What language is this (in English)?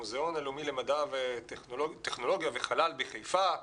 Hebrew